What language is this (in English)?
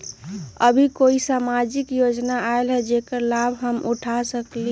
Magahi